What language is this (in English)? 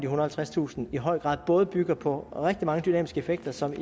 Danish